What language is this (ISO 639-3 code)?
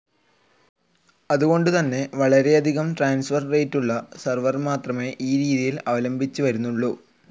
mal